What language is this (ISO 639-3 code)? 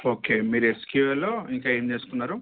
tel